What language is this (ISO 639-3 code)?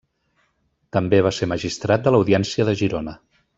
cat